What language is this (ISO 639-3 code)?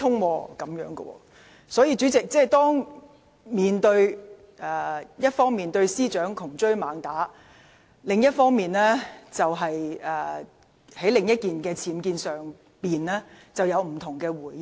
yue